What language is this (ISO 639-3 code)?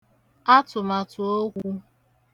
ibo